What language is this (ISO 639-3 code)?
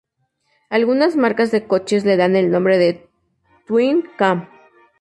spa